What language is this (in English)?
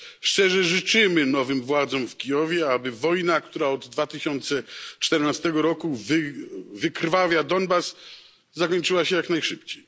Polish